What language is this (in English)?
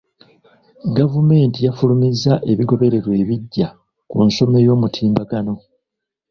Ganda